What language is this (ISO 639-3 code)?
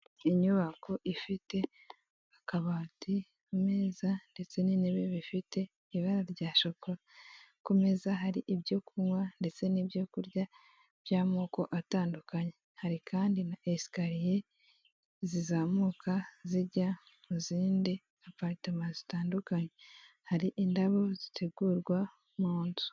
kin